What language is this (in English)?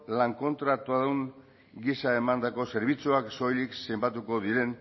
Basque